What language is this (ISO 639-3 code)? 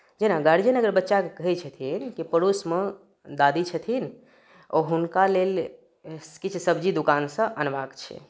mai